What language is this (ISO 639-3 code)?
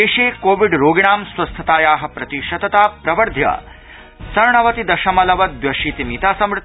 san